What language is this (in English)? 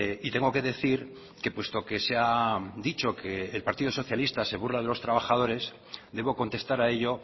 Spanish